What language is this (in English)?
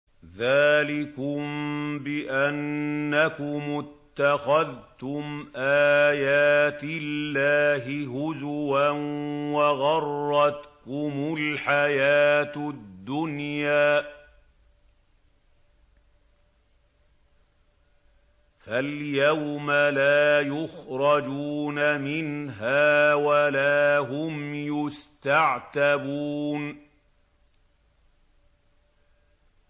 Arabic